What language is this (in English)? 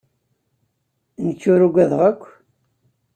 Kabyle